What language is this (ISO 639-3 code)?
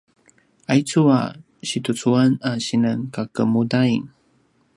pwn